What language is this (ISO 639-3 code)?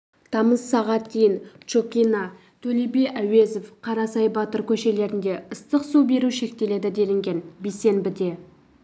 kaz